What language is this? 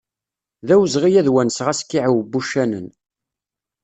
Kabyle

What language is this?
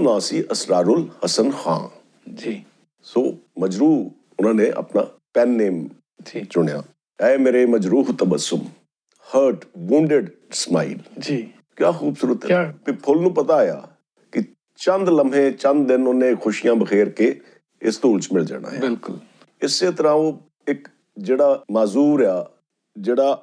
Punjabi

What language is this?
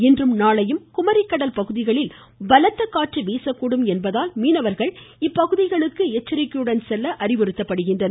Tamil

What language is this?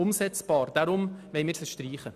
Swiss German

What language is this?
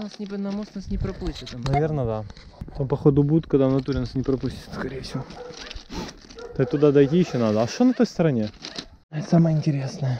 Russian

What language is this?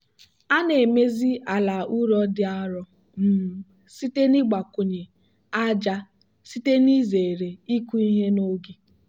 Igbo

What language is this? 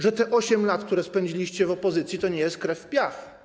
Polish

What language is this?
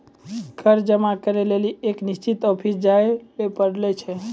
Maithili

